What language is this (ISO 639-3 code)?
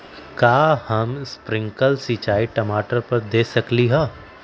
mag